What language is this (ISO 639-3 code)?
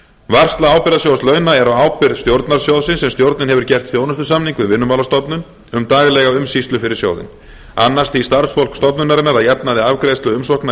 isl